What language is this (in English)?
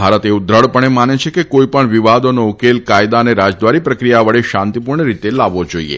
Gujarati